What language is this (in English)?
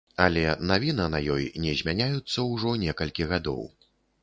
Belarusian